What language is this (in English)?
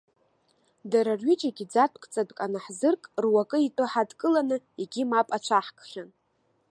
Abkhazian